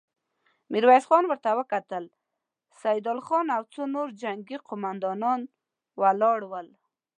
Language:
Pashto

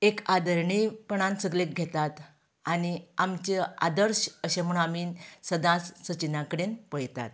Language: Konkani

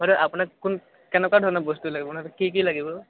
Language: Assamese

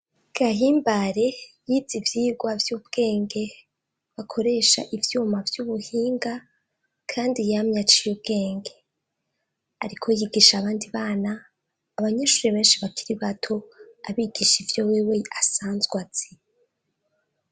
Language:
Rundi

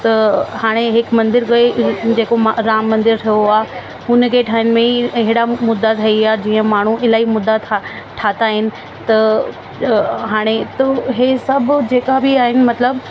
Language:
Sindhi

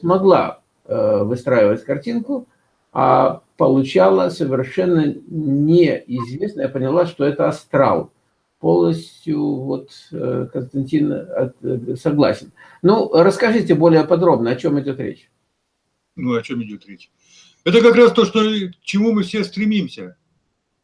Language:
Russian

